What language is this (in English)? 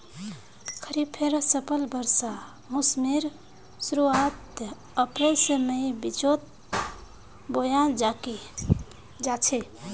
Magahi